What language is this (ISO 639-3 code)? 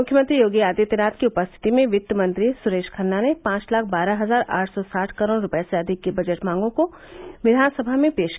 hin